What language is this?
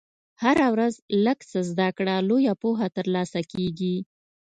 Pashto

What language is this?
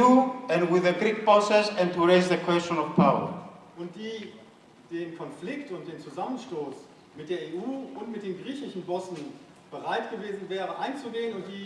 German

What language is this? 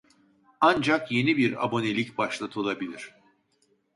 Turkish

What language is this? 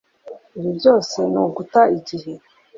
Kinyarwanda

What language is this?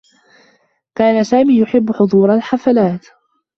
Arabic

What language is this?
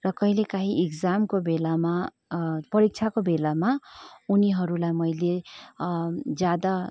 Nepali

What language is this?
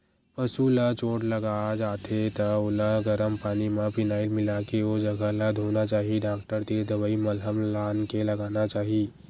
Chhattisgarhi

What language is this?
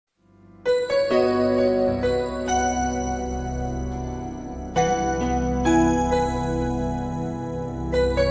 Indonesian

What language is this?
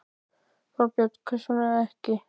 Icelandic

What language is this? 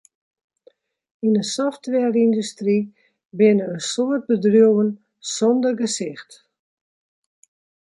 Western Frisian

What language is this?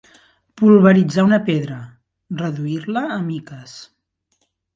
Catalan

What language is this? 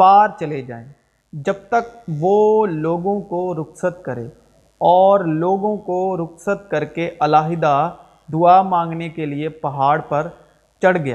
Urdu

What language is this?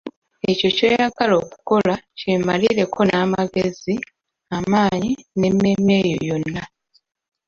Ganda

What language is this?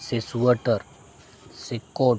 Santali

